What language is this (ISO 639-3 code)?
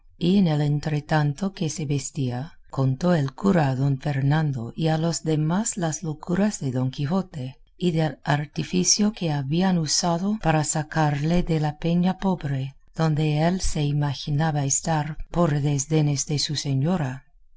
spa